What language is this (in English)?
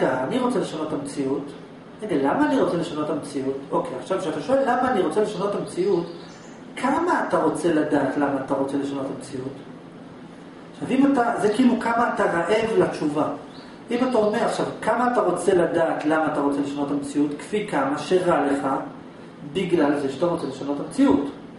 Hebrew